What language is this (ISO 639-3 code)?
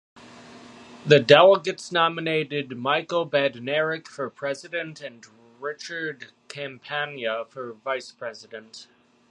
eng